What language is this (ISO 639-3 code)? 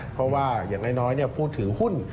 tha